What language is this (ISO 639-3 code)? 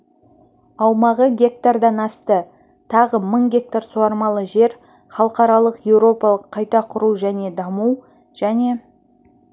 kaz